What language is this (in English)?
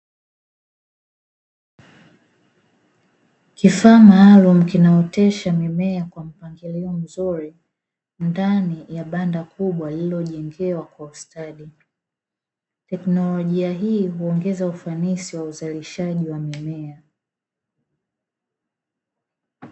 Swahili